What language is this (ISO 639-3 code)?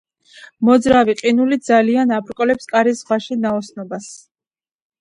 kat